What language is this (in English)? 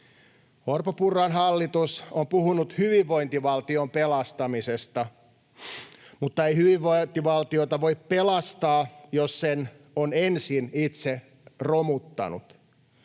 Finnish